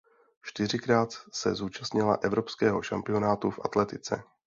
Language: Czech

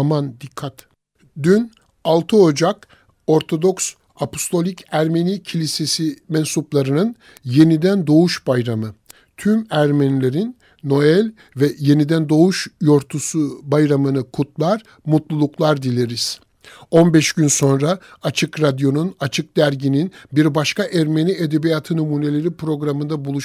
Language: Turkish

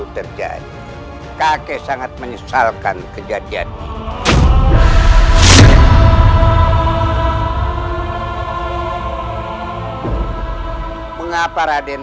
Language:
Indonesian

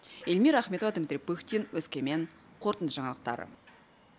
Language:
Kazakh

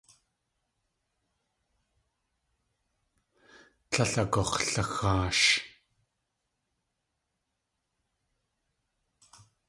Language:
Tlingit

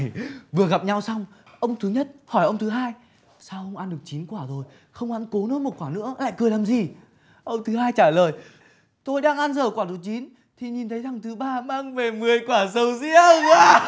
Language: Vietnamese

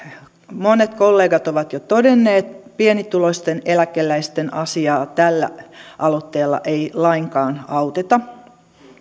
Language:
Finnish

